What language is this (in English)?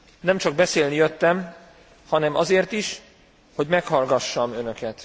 Hungarian